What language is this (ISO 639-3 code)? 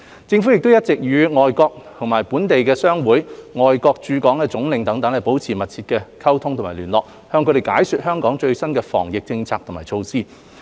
yue